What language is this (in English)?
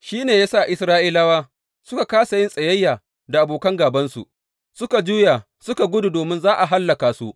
Hausa